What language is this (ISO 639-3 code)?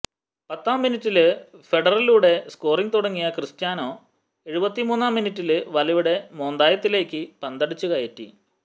mal